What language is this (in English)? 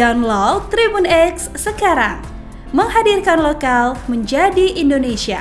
Indonesian